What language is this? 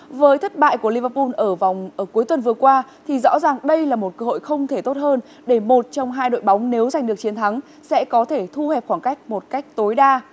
Vietnamese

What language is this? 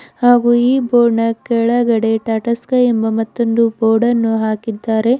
Kannada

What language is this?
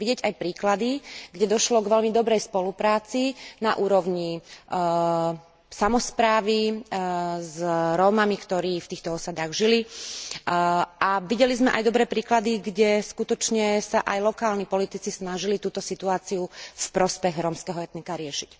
Slovak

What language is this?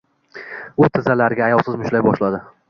Uzbek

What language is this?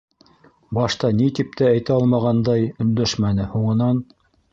Bashkir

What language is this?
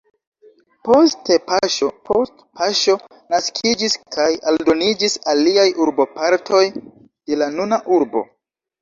Esperanto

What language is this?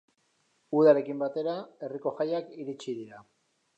Basque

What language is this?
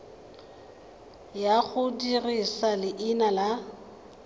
Tswana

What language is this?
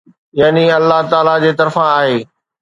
Sindhi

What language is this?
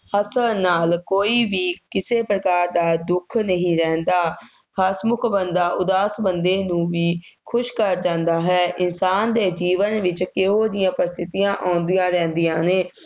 Punjabi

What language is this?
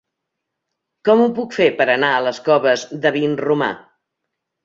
Catalan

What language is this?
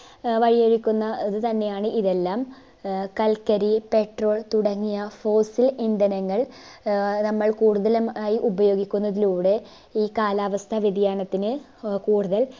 Malayalam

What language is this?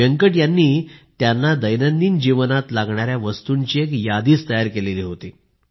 Marathi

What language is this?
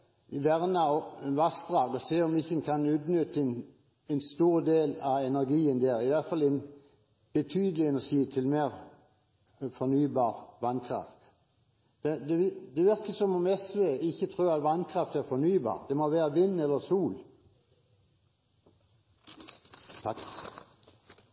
Norwegian Bokmål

